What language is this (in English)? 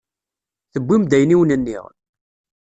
Kabyle